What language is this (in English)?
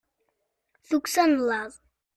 Kabyle